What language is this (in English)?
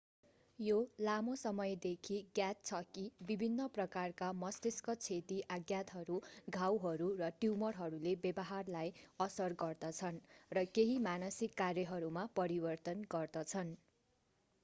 Nepali